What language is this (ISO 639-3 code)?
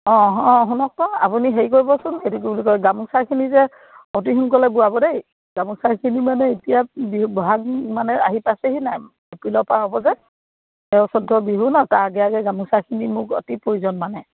asm